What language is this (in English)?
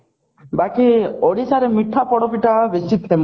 Odia